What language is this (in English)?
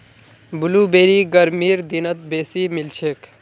Magahi